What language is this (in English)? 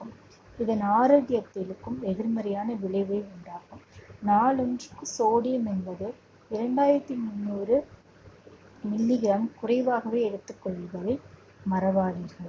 Tamil